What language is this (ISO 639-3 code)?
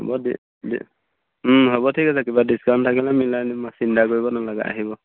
asm